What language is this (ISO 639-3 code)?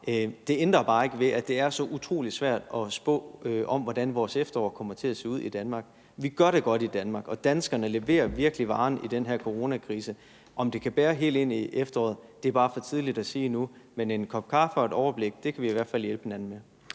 dan